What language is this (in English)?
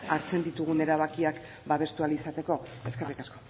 Basque